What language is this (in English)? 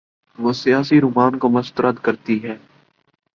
Urdu